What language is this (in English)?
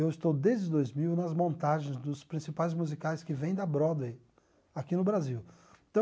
Portuguese